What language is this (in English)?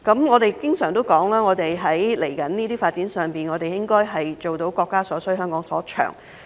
Cantonese